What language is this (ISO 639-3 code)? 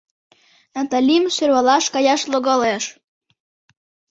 chm